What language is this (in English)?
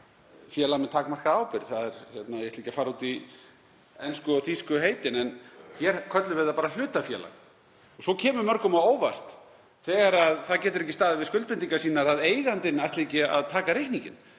Icelandic